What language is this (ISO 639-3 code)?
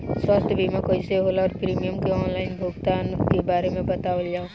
bho